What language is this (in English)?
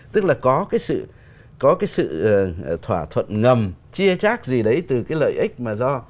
Vietnamese